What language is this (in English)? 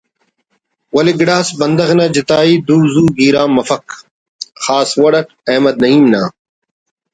Brahui